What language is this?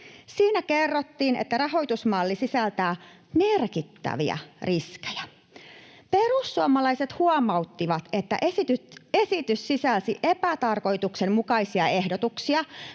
Finnish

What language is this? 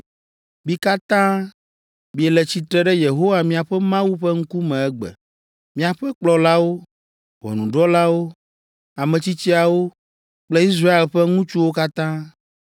Ewe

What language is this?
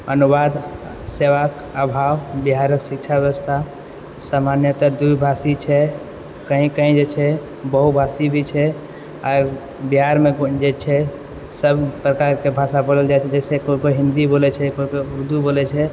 Maithili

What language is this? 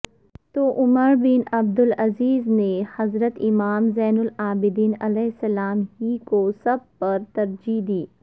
Urdu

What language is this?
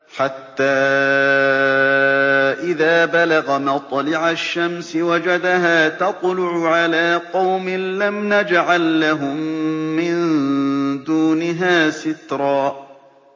Arabic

